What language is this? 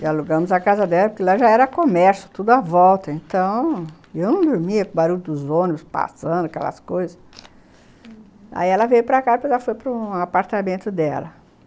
Portuguese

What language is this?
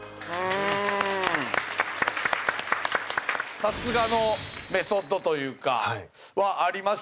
Japanese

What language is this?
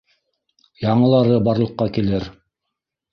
Bashkir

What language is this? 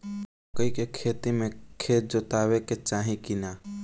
Bhojpuri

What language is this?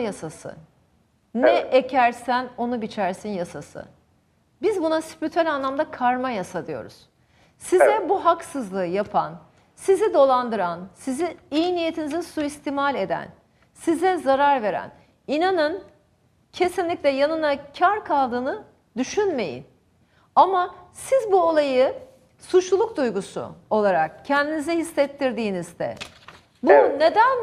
Turkish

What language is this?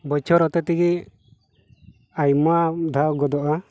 Santali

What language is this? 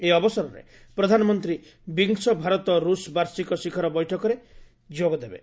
Odia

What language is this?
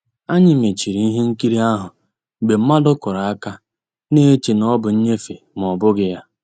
Igbo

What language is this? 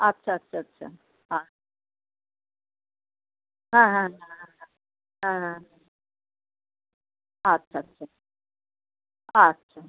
Bangla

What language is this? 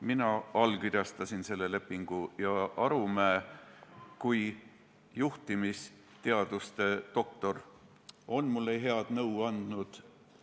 Estonian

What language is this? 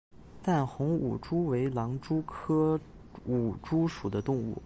Chinese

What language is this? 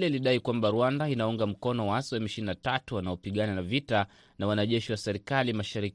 Swahili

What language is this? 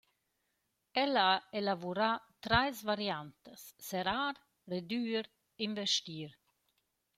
Romansh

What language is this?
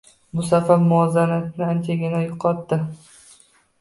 Uzbek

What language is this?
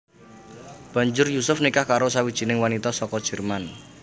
Javanese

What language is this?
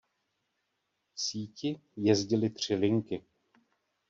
Czech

